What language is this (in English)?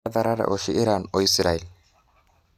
Masai